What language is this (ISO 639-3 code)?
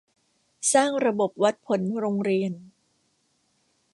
tha